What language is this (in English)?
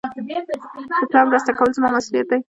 Pashto